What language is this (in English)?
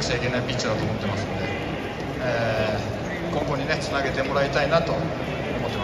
Japanese